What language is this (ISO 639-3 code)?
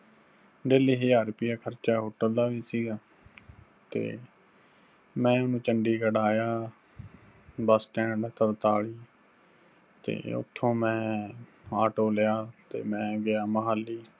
pan